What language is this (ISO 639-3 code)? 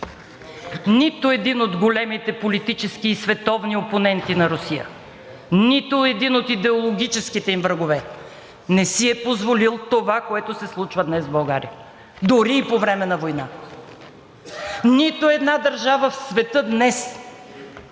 bul